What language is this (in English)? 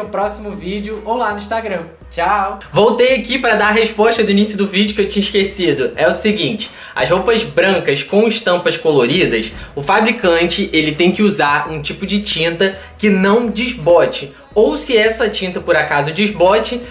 Portuguese